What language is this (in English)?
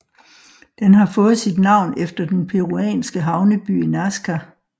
Danish